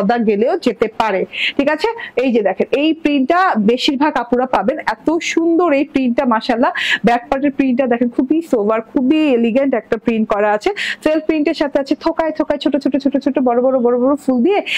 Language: Bangla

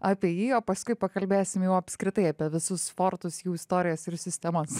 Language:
Lithuanian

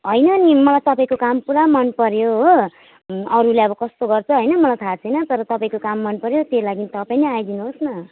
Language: Nepali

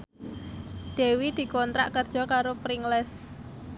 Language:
Javanese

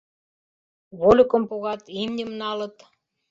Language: Mari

